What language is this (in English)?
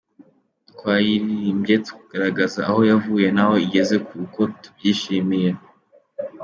Kinyarwanda